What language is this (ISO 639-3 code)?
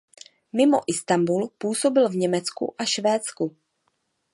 ces